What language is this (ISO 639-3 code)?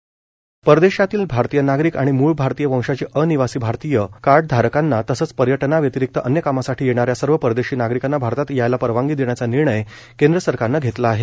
mar